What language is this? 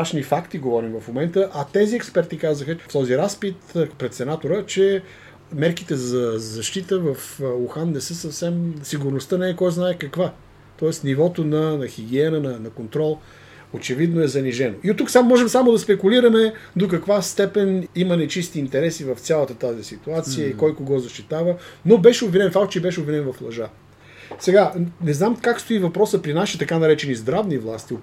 Bulgarian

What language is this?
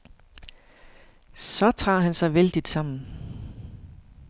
Danish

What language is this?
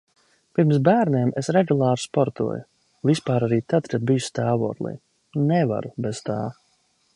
Latvian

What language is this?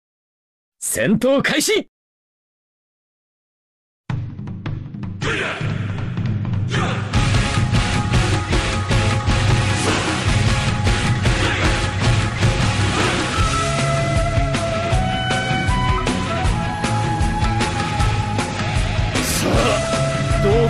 Japanese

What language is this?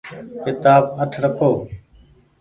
Goaria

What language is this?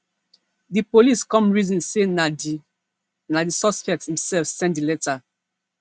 Nigerian Pidgin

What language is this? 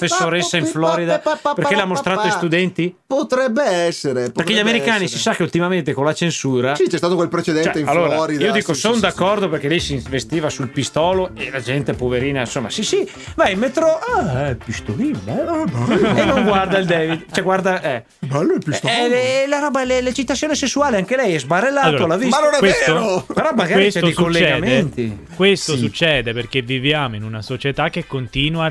Italian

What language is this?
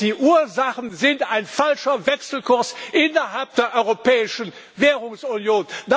German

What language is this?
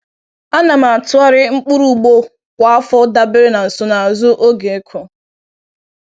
Igbo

